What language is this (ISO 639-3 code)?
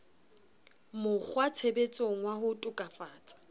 sot